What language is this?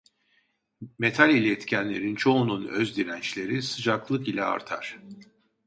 Turkish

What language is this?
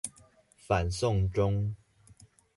Chinese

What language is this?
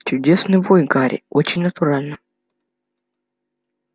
Russian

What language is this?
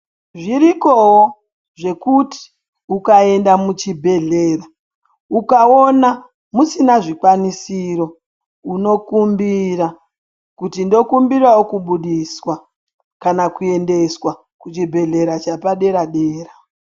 Ndau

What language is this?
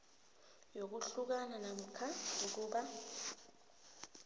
South Ndebele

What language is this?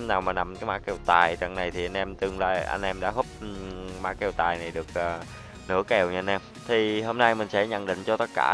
Vietnamese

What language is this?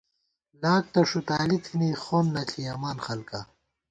Gawar-Bati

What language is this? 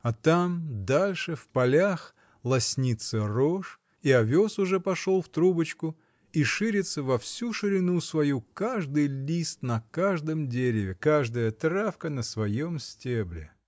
Russian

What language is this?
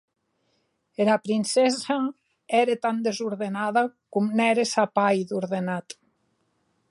Occitan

